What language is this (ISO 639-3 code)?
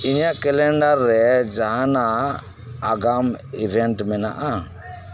sat